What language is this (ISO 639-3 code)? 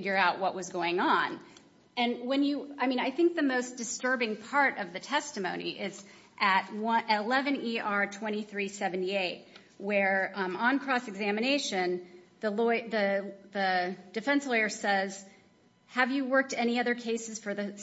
eng